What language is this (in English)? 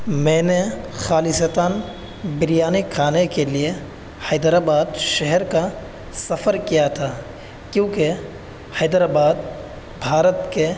Urdu